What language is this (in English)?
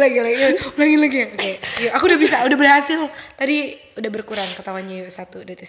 Indonesian